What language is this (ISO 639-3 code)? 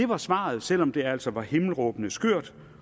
dan